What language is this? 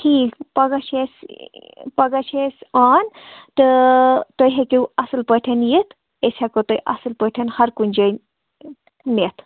Kashmiri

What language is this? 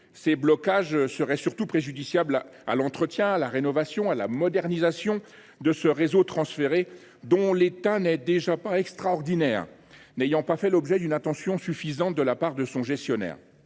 French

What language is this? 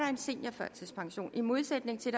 Danish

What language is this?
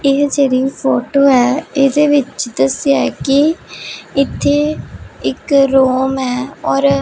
Punjabi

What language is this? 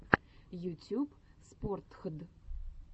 Russian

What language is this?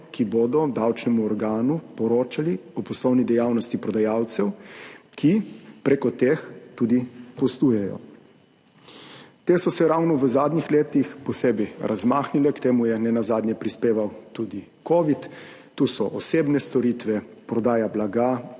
Slovenian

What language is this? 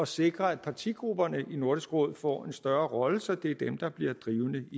Danish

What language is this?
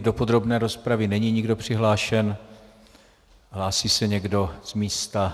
Czech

